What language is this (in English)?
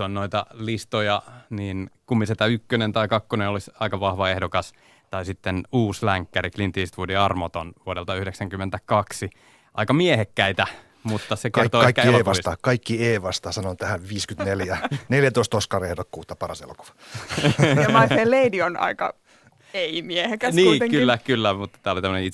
Finnish